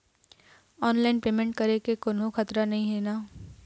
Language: Chhattisgarhi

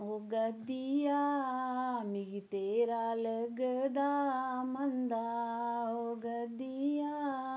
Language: Dogri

